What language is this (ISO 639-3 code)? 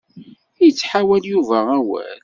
kab